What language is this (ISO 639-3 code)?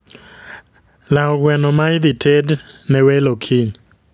luo